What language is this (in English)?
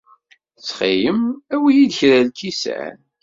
Kabyle